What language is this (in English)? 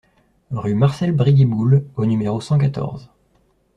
French